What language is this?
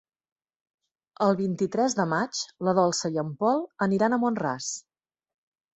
Catalan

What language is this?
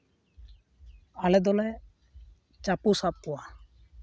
Santali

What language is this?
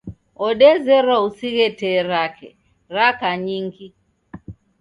Taita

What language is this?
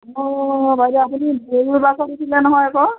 Assamese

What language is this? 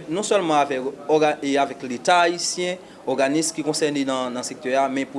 French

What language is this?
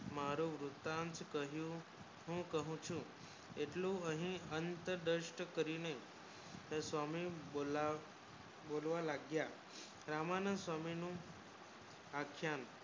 Gujarati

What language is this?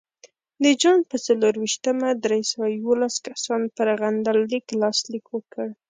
Pashto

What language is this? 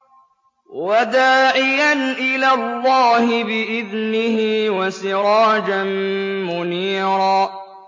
Arabic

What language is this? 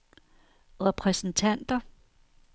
Danish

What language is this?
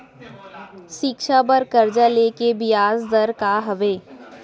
Chhattisgarhi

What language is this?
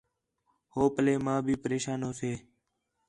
Khetrani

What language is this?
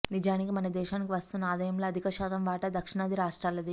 Telugu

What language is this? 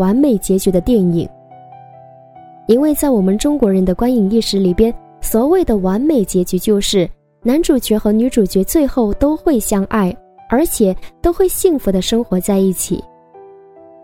Chinese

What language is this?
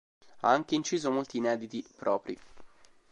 Italian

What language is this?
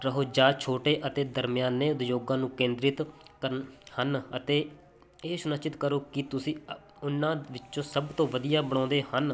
Punjabi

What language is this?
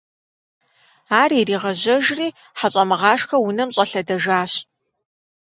Kabardian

